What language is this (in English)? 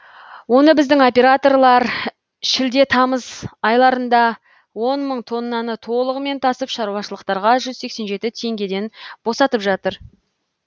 Kazakh